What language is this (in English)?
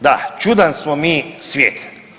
Croatian